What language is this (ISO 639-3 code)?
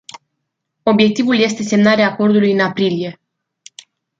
ron